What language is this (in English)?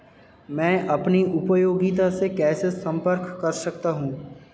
Hindi